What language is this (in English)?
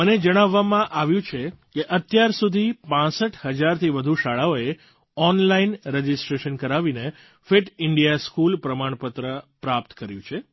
Gujarati